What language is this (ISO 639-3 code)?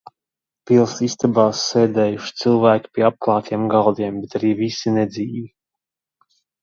lav